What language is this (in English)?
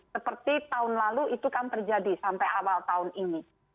Indonesian